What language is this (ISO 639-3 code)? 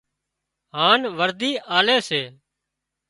kxp